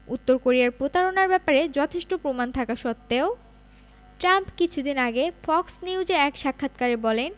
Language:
Bangla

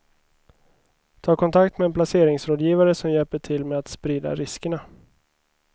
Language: Swedish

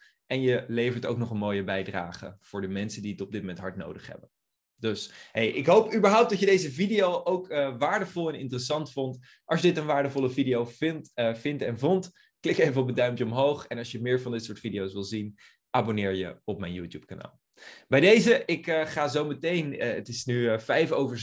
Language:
Dutch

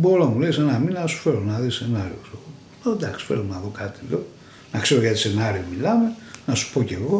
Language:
Greek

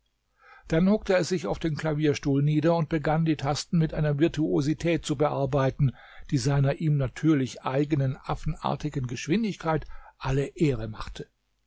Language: German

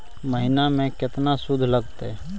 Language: Magahi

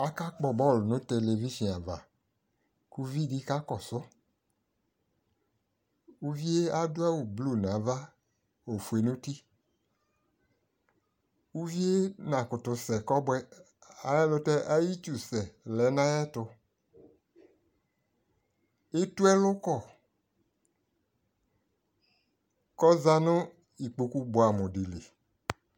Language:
Ikposo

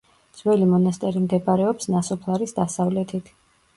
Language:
Georgian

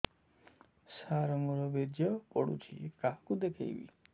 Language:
Odia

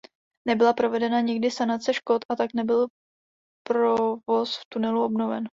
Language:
Czech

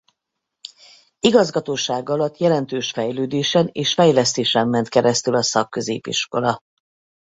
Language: Hungarian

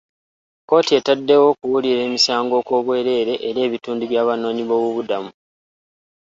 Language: Ganda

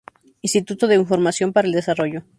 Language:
Spanish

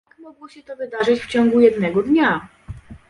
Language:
Polish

